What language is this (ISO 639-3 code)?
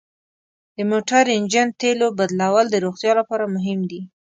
pus